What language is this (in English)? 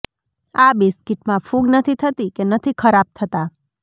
Gujarati